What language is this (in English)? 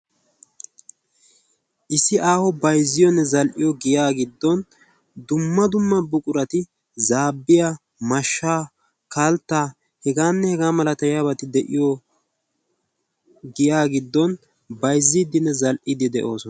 Wolaytta